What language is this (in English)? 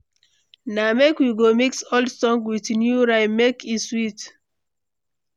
Nigerian Pidgin